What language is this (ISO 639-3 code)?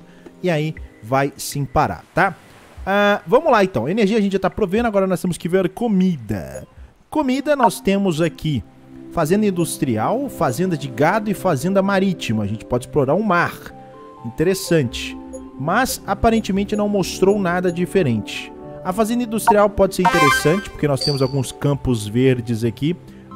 por